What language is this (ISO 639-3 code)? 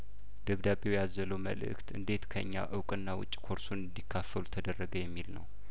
amh